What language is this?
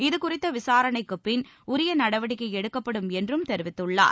Tamil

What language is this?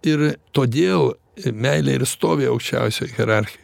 Lithuanian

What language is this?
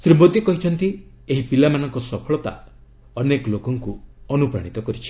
Odia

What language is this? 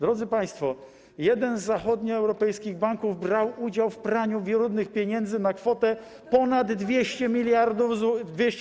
Polish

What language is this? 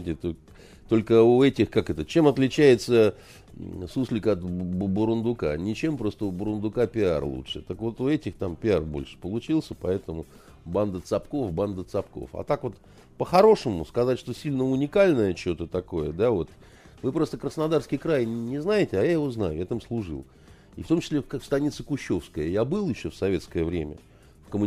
Russian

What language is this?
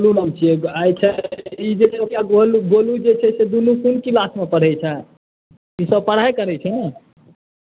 Maithili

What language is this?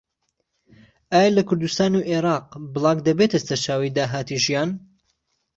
Central Kurdish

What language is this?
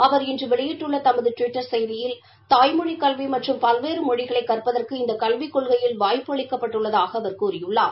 Tamil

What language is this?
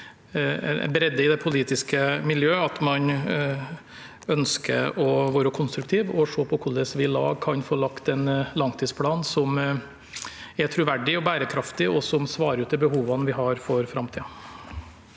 Norwegian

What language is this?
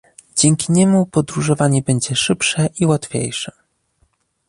Polish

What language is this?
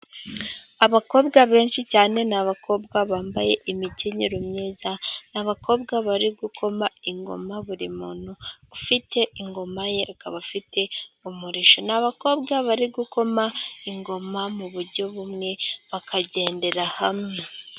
Kinyarwanda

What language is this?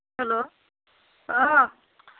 Assamese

